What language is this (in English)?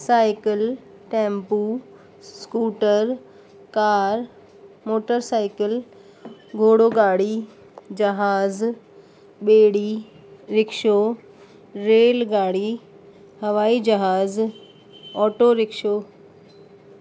Sindhi